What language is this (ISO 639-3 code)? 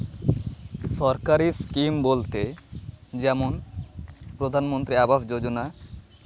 sat